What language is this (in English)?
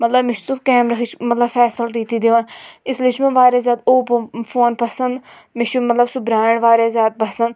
Kashmiri